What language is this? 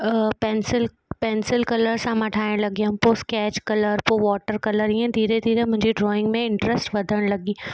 Sindhi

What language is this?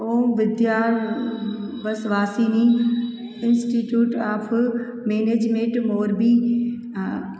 Sindhi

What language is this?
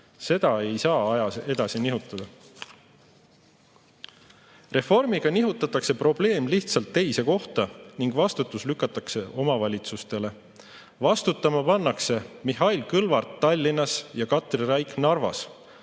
Estonian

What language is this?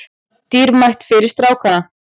Icelandic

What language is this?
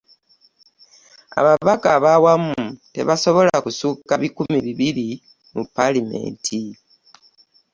Ganda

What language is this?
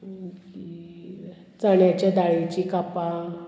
Konkani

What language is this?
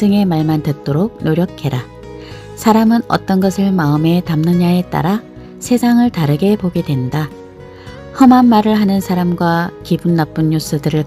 Korean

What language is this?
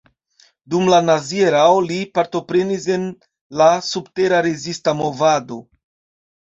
Esperanto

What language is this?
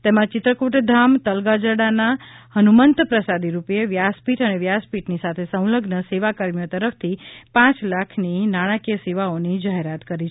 Gujarati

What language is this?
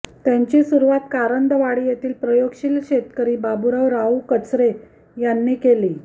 Marathi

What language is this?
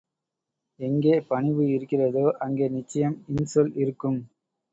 Tamil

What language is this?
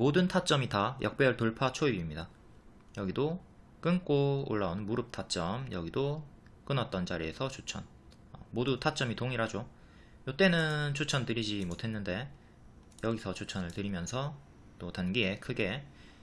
Korean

